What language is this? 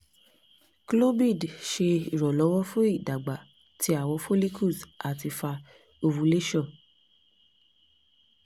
Yoruba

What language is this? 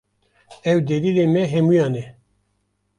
Kurdish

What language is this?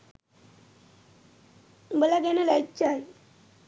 Sinhala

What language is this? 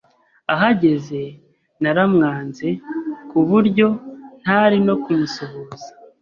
Kinyarwanda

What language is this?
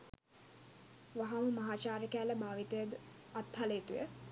Sinhala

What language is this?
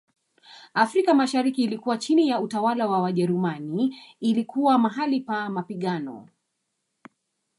Swahili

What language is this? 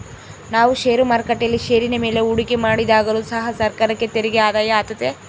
Kannada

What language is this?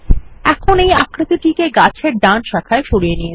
Bangla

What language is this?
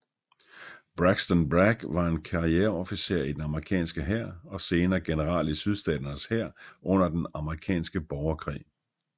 Danish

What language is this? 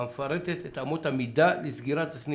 Hebrew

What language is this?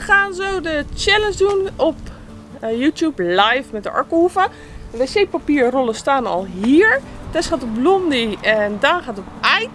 Dutch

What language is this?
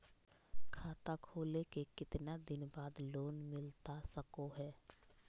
Magahi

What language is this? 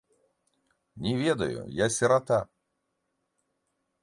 Belarusian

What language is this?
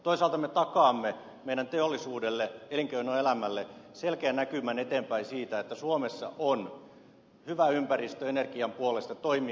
Finnish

